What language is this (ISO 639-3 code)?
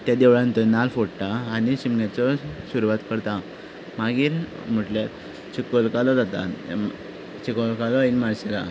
kok